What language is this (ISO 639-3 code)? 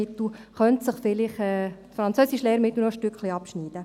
gsw